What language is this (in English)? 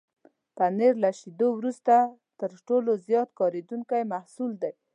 Pashto